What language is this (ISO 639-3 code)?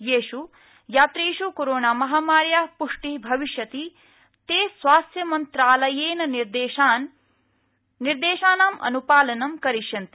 san